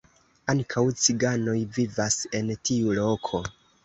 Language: Esperanto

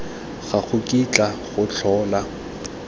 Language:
Tswana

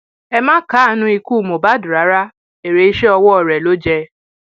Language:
Yoruba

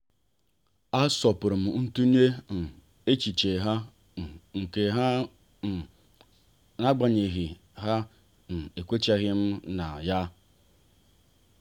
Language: Igbo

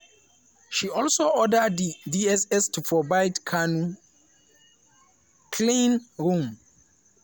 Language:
Nigerian Pidgin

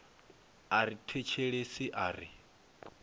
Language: Venda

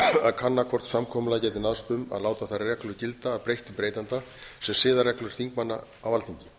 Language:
Icelandic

